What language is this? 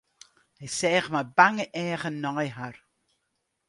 Western Frisian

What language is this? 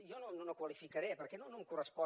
Catalan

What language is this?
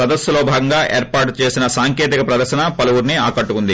Telugu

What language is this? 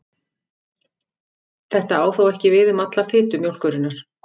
Icelandic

